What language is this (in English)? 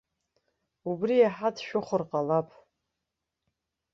Abkhazian